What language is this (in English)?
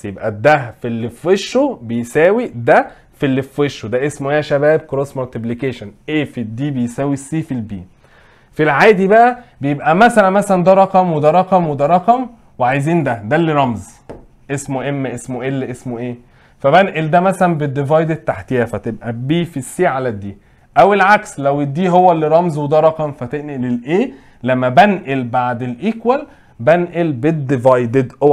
Arabic